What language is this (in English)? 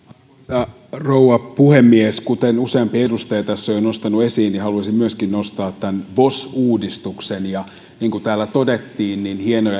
Finnish